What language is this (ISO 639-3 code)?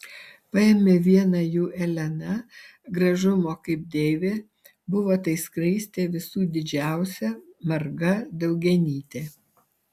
lit